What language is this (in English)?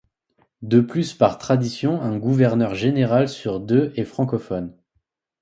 French